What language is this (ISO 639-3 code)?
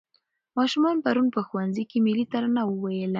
pus